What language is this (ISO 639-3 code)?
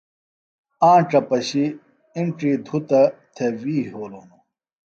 phl